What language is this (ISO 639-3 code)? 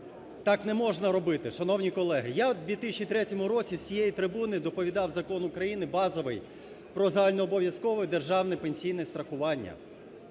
ukr